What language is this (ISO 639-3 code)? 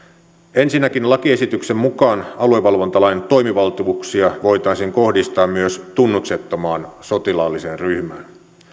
fin